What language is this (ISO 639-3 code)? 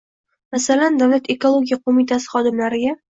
uzb